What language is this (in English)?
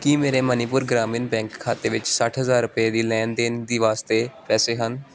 Punjabi